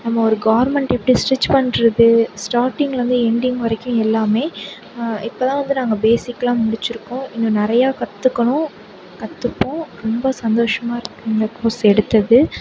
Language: Tamil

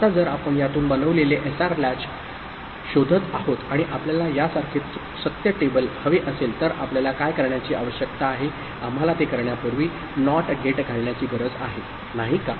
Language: Marathi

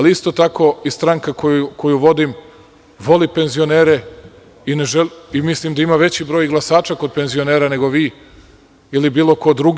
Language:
Serbian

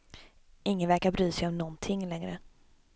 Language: Swedish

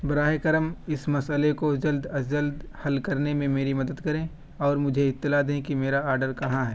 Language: Urdu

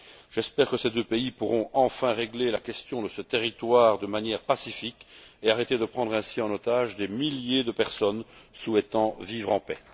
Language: French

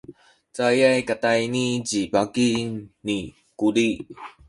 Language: Sakizaya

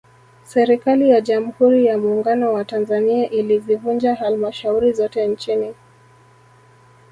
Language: Swahili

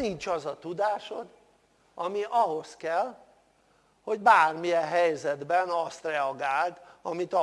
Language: Hungarian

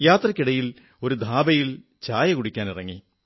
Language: Malayalam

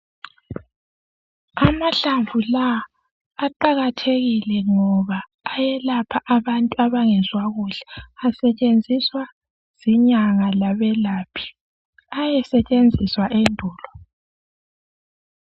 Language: North Ndebele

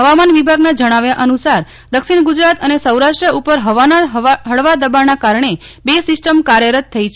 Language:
Gujarati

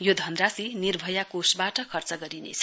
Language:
Nepali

